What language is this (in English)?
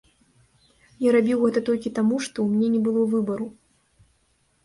Belarusian